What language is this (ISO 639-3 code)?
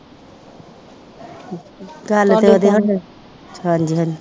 pan